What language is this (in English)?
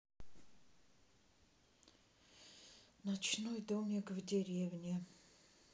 Russian